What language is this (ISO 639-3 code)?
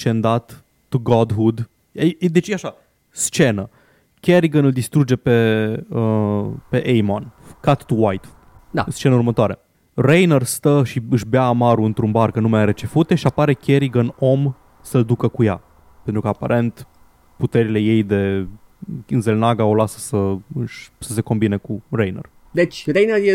ron